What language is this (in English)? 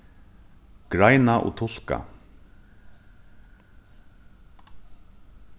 Faroese